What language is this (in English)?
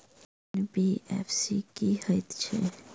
Maithili